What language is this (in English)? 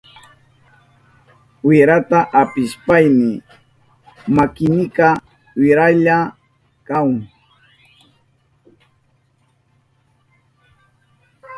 Southern Pastaza Quechua